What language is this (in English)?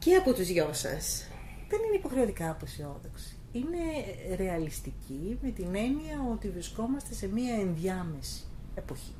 Greek